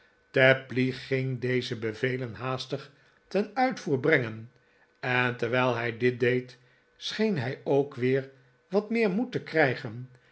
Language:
Dutch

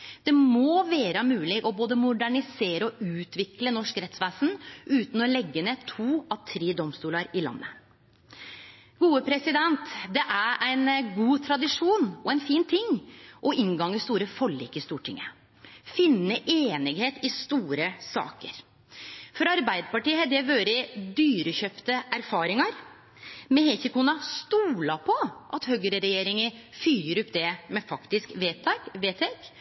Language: Norwegian Nynorsk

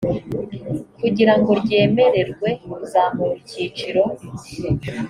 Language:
Kinyarwanda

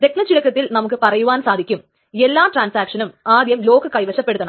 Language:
Malayalam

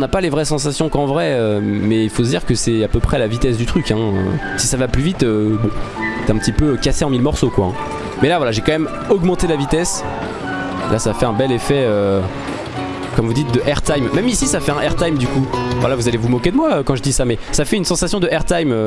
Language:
French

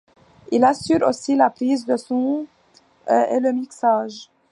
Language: French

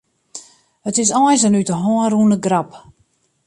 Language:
Western Frisian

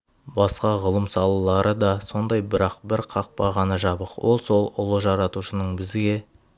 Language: Kazakh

